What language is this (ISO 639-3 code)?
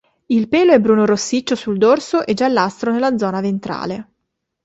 ita